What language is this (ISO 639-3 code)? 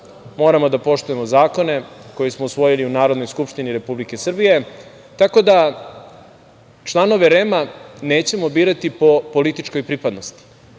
srp